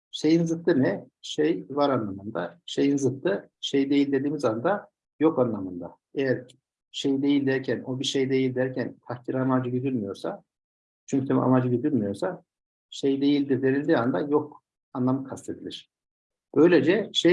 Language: Turkish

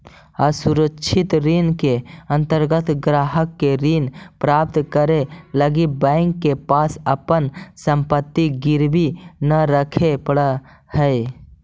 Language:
Magahi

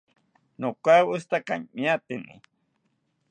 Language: South Ucayali Ashéninka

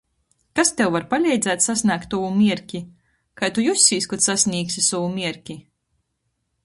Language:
Latgalian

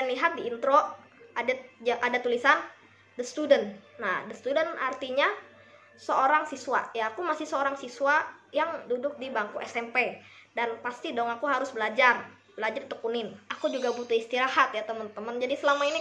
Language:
Indonesian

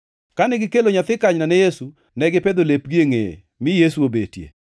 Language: Luo (Kenya and Tanzania)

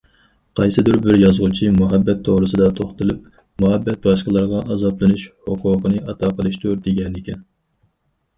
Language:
Uyghur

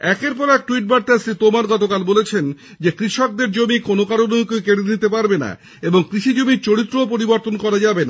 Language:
Bangla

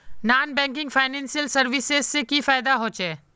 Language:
Magahi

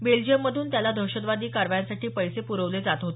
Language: Marathi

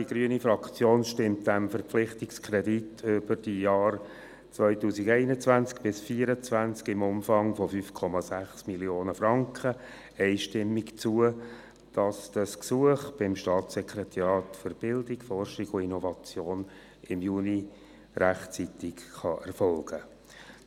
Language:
Swiss German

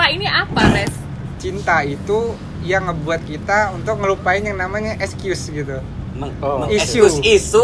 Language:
Indonesian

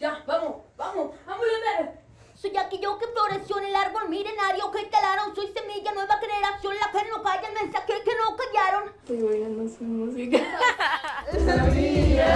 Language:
Spanish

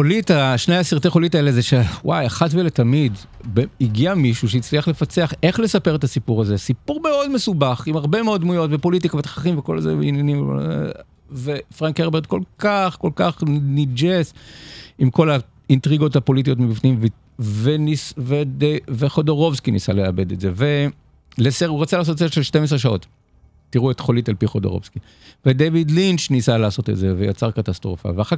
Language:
Hebrew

